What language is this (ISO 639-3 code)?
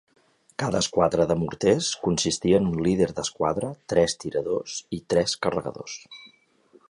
cat